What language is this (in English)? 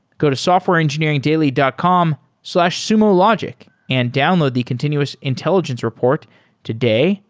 English